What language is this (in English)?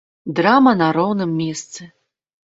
Belarusian